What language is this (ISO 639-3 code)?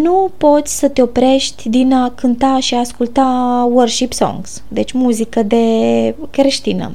ron